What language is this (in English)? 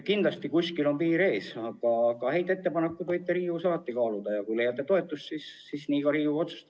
Estonian